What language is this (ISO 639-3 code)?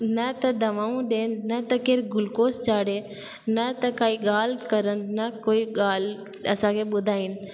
snd